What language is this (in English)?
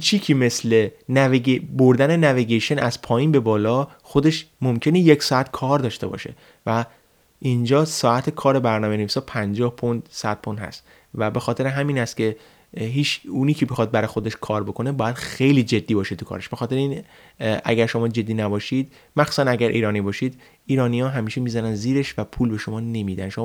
Persian